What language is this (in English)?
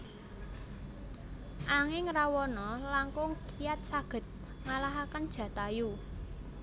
Javanese